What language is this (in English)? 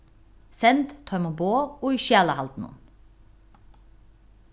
Faroese